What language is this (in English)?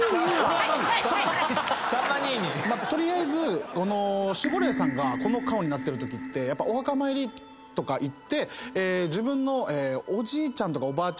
Japanese